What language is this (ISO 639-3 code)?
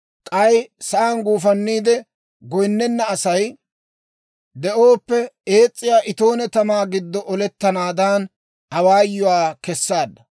dwr